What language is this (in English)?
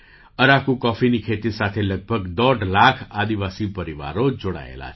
Gujarati